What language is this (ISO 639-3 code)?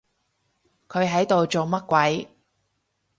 yue